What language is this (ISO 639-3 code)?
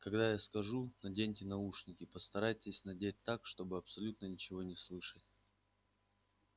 rus